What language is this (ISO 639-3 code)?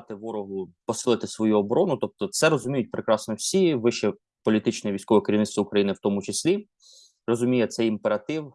ukr